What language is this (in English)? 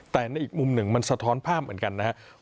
Thai